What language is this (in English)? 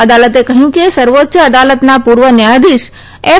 Gujarati